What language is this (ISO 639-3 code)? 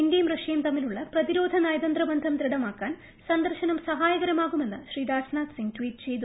mal